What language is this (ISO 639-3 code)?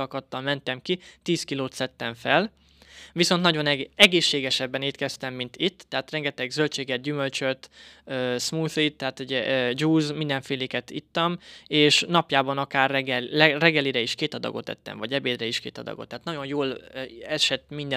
hun